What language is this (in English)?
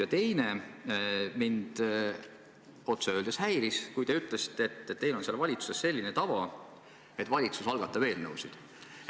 Estonian